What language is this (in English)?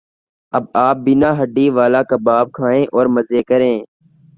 Urdu